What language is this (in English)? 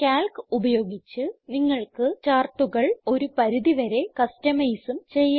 Malayalam